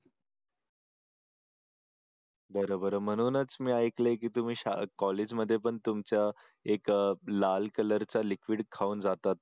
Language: Marathi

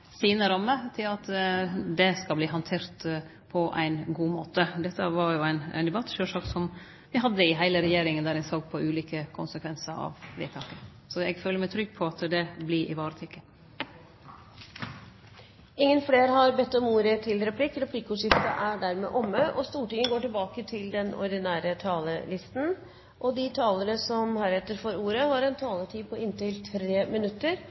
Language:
Norwegian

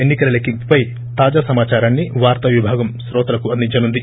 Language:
Telugu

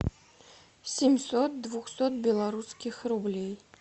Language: Russian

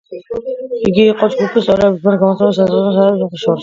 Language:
Georgian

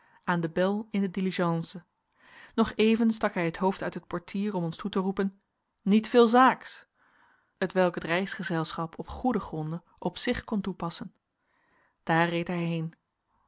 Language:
Dutch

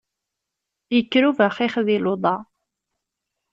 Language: Kabyle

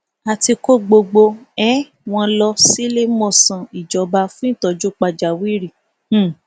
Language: Yoruba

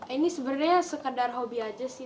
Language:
Indonesian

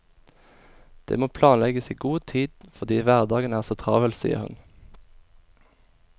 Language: Norwegian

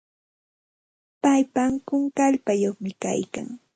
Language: Santa Ana de Tusi Pasco Quechua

